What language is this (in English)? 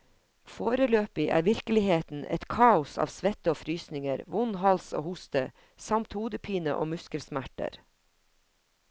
Norwegian